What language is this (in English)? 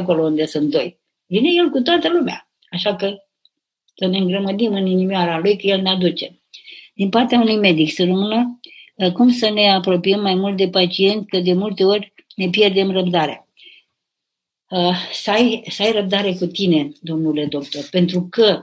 Romanian